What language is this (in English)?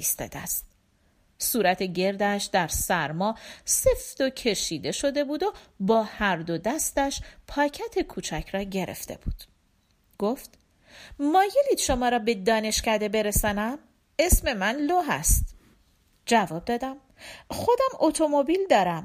Persian